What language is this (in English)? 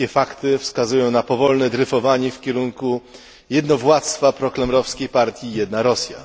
Polish